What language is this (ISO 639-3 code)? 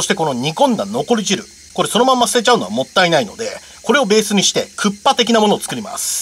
jpn